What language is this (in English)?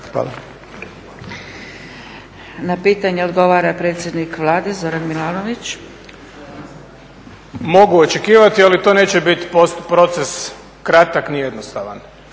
Croatian